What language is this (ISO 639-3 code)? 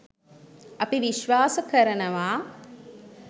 sin